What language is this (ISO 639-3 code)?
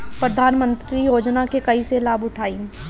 bho